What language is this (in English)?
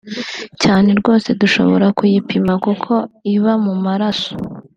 Kinyarwanda